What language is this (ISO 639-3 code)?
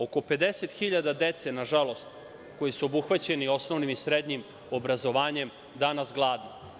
srp